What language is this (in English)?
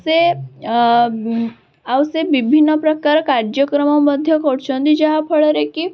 Odia